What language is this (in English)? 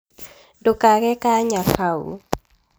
Kikuyu